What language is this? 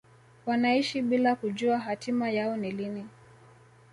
Swahili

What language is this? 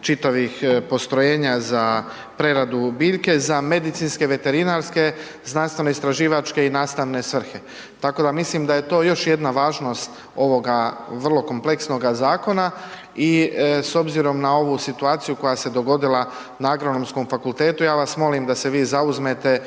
Croatian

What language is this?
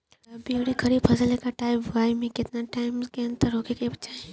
Bhojpuri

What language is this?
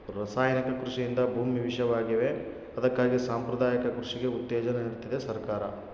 Kannada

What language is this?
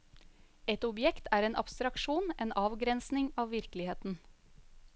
Norwegian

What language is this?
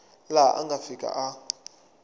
Tsonga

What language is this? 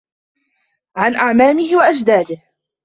Arabic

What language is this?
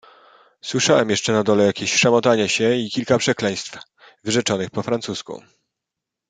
Polish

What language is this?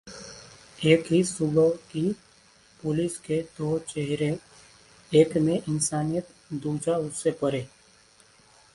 Hindi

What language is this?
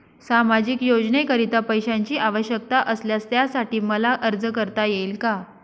Marathi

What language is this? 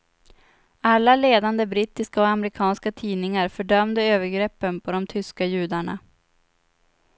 Swedish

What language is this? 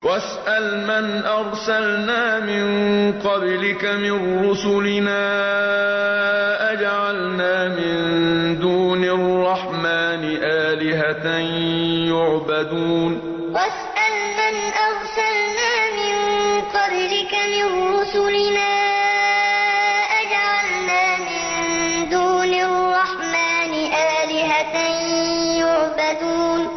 Arabic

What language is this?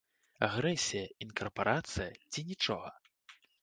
Belarusian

